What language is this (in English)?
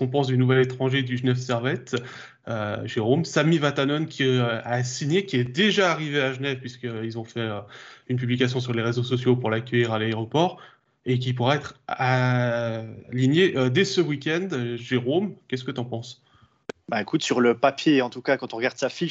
French